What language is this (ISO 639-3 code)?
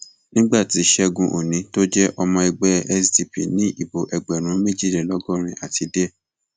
yor